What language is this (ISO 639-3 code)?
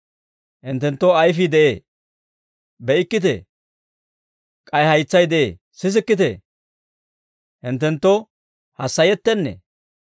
dwr